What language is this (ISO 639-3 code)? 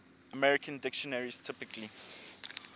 eng